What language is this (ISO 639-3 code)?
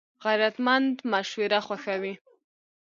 pus